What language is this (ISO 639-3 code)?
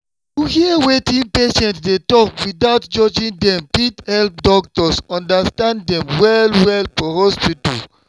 pcm